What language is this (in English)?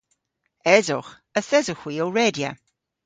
Cornish